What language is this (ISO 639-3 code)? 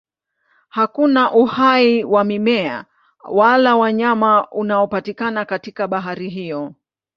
swa